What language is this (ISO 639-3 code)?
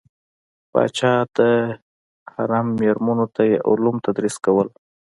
pus